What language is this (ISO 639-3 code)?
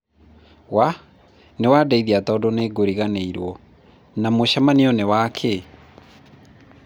kik